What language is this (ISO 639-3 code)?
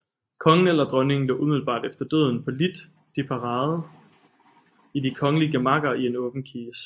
dan